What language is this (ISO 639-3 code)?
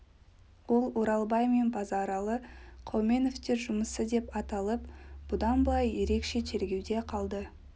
kaz